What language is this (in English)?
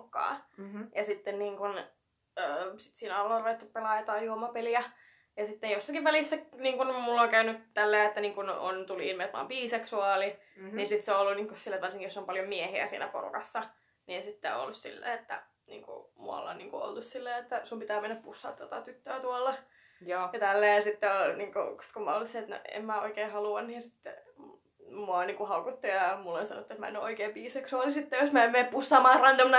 Finnish